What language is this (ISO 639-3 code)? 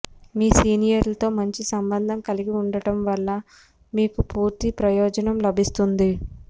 tel